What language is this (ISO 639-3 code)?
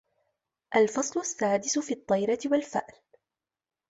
ara